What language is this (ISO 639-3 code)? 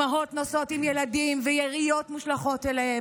heb